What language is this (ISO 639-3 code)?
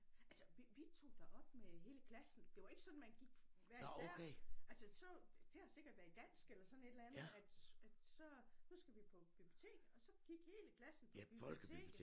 dan